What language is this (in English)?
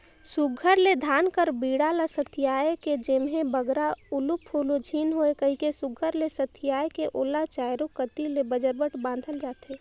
Chhattisgarhi